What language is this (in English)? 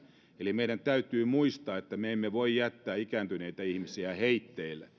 Finnish